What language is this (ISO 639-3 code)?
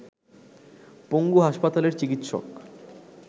ben